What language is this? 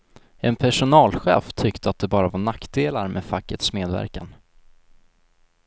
Swedish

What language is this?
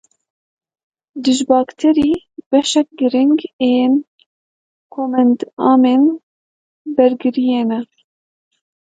Kurdish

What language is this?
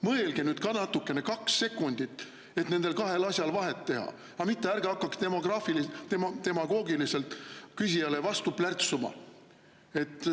Estonian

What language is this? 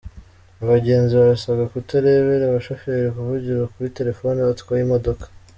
Kinyarwanda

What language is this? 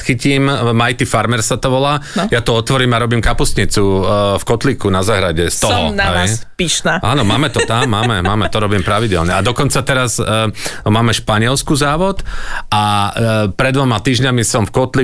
Slovak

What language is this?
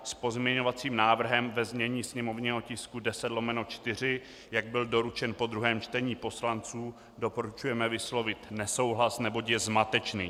Czech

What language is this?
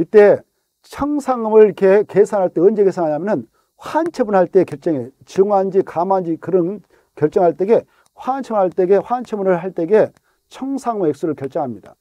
Korean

